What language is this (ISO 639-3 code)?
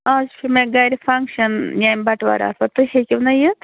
kas